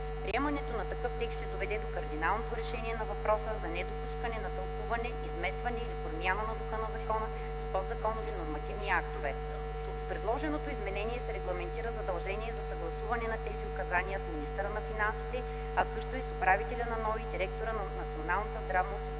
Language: Bulgarian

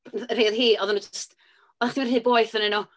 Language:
Welsh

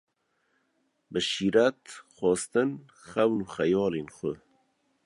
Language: Kurdish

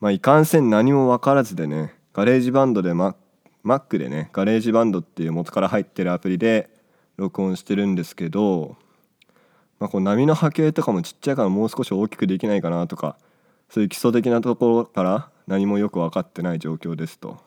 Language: Japanese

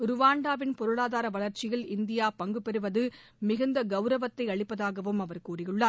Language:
Tamil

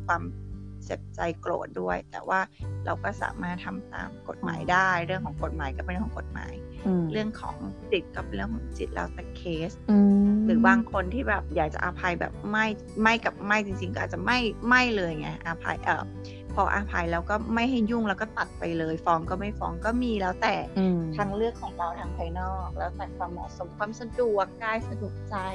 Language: Thai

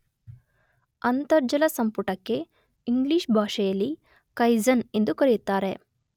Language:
Kannada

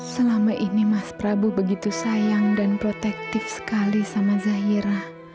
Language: Indonesian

